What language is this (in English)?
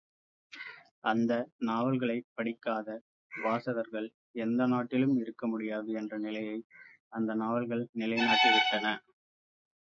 Tamil